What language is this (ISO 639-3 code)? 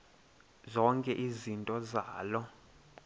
xho